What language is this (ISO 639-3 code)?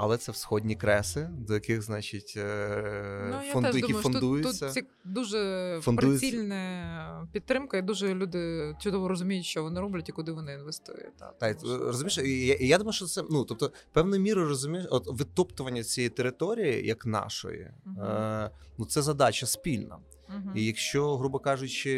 ukr